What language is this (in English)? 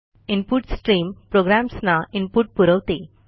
Marathi